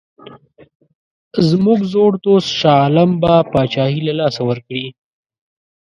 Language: Pashto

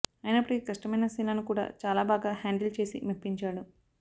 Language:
Telugu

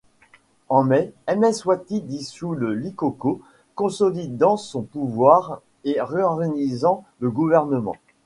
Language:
French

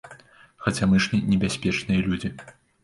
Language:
Belarusian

